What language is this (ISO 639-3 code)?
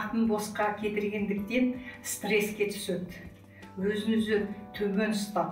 rus